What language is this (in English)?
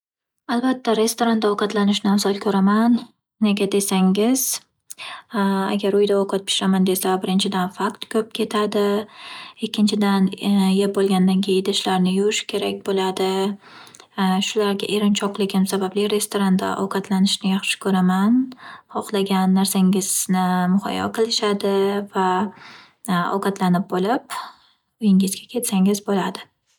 Uzbek